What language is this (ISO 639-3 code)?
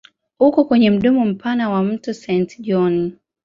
swa